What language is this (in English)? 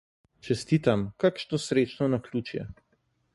Slovenian